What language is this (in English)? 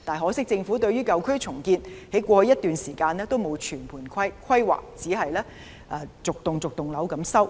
Cantonese